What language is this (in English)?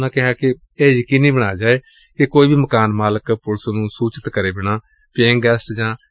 Punjabi